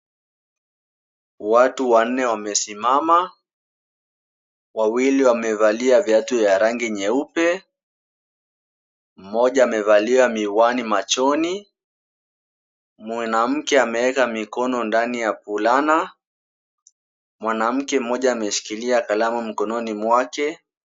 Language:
Swahili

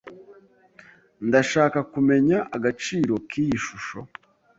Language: Kinyarwanda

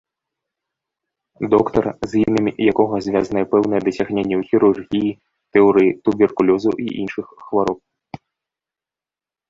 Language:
Belarusian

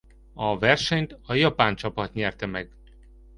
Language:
Hungarian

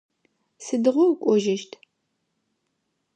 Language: Adyghe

